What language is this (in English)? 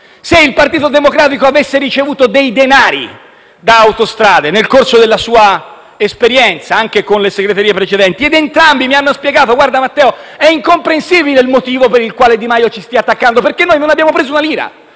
Italian